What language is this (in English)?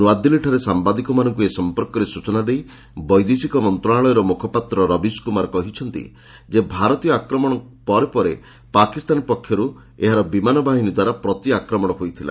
Odia